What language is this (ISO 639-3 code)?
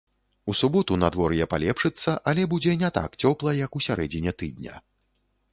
bel